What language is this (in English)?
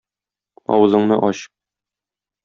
Tatar